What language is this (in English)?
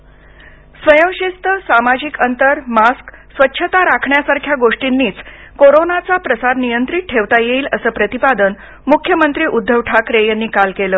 Marathi